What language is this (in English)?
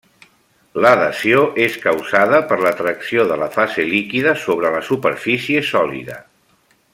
Catalan